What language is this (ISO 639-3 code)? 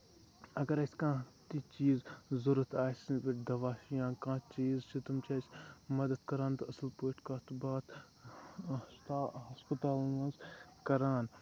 kas